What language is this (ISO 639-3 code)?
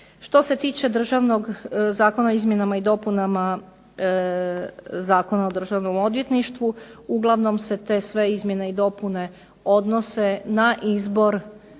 hrv